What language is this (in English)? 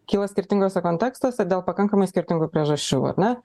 Lithuanian